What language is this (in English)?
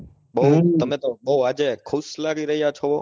Gujarati